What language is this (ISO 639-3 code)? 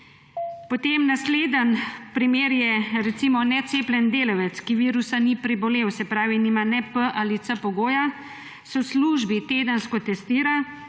slv